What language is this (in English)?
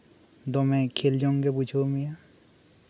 Santali